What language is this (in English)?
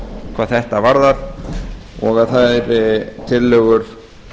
Icelandic